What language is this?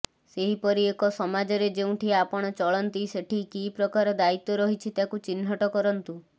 Odia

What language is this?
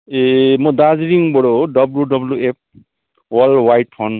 Nepali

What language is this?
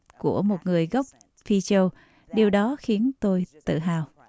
Vietnamese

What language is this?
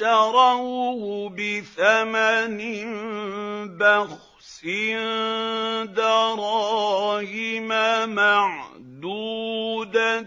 Arabic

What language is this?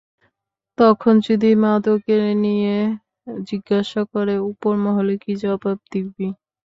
Bangla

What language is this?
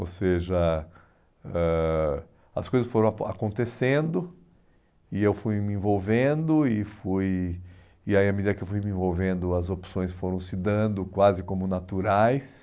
Portuguese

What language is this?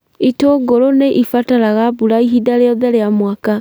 Kikuyu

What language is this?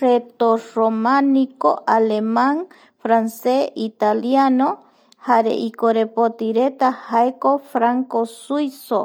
Eastern Bolivian Guaraní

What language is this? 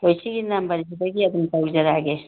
Manipuri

